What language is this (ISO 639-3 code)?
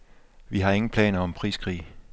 dan